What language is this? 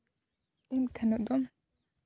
Santali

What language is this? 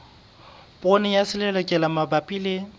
Southern Sotho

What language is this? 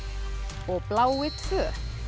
Icelandic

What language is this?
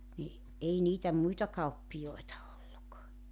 Finnish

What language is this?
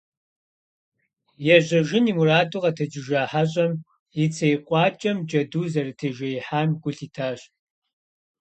Kabardian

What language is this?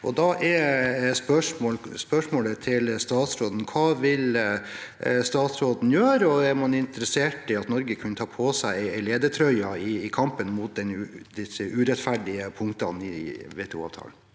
Norwegian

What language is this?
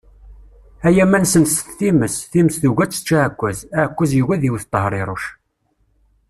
Kabyle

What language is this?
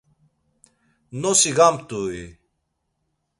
Laz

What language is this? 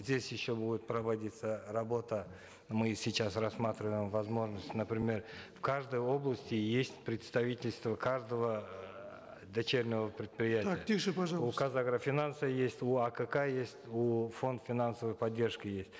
Kazakh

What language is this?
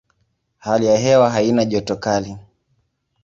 Swahili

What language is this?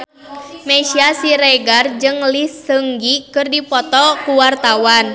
Sundanese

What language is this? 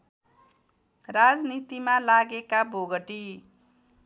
Nepali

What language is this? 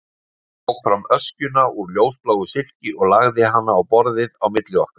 Icelandic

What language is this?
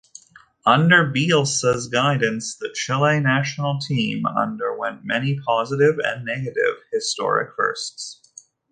English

